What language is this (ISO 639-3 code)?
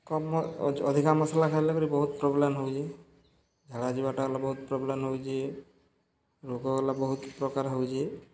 ori